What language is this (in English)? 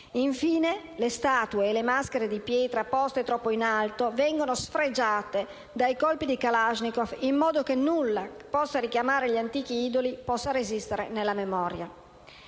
Italian